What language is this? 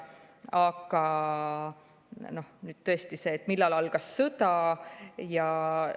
Estonian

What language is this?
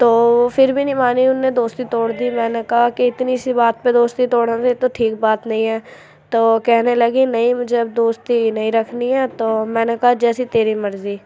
Urdu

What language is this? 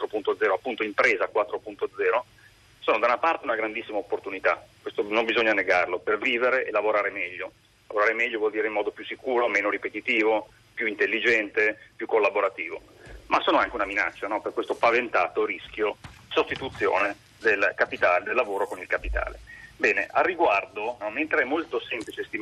Italian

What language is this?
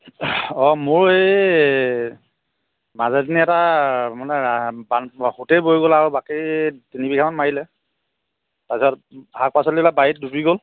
Assamese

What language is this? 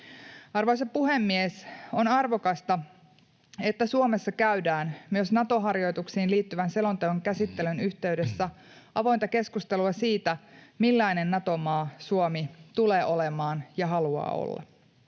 Finnish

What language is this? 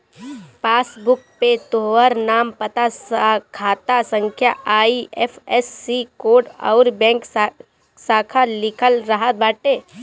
Bhojpuri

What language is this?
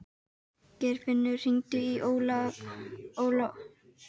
Icelandic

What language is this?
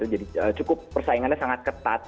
Indonesian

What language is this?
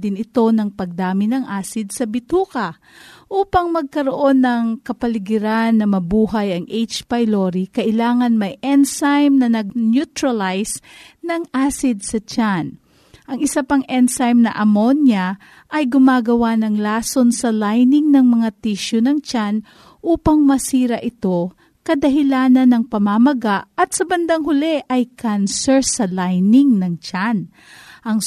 Filipino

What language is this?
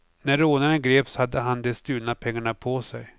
Swedish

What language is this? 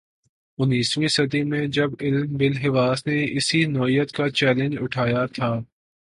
Urdu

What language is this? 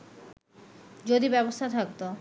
Bangla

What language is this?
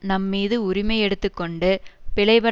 Tamil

